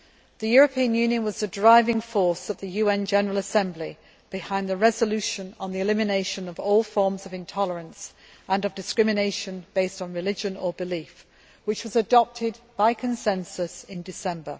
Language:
English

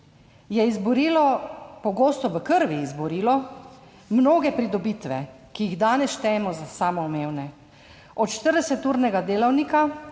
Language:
Slovenian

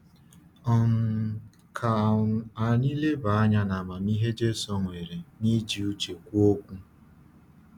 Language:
Igbo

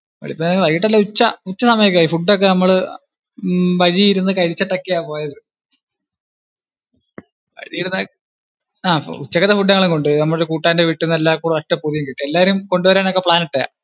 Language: Malayalam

